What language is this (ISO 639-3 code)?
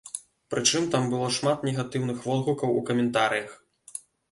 bel